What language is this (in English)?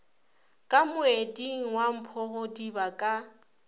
Northern Sotho